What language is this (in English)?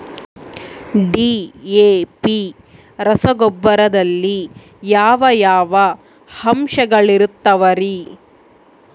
Kannada